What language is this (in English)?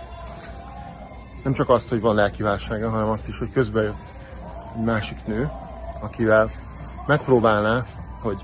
Hungarian